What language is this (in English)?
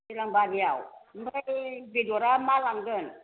Bodo